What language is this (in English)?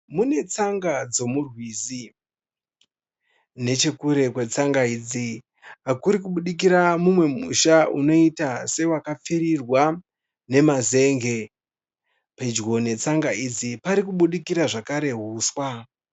Shona